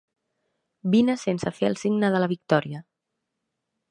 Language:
Catalan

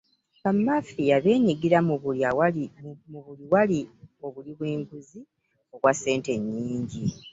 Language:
Ganda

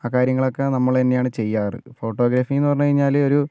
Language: Malayalam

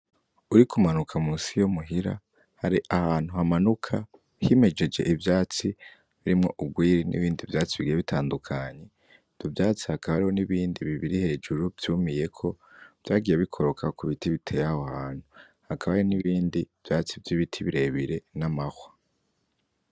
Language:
Rundi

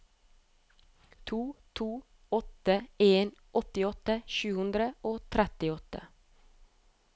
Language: Norwegian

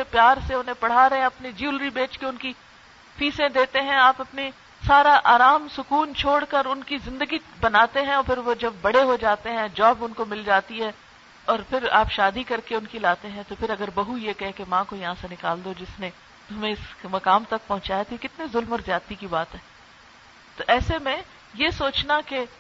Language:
Urdu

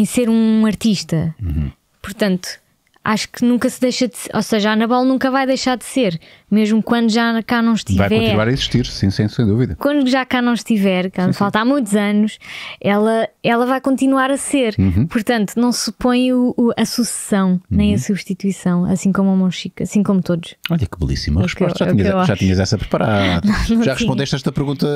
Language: Portuguese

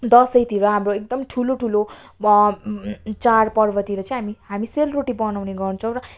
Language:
Nepali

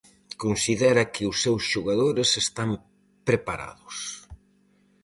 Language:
Galician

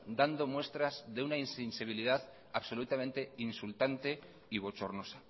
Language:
Spanish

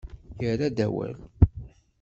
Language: Kabyle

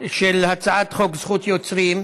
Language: Hebrew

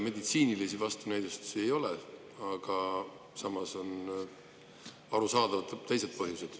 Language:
Estonian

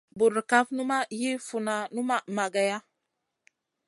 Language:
Masana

